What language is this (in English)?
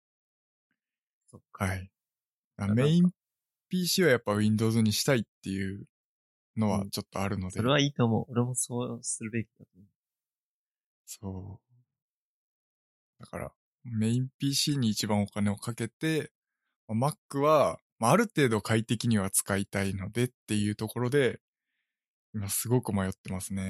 Japanese